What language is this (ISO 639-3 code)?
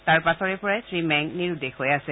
asm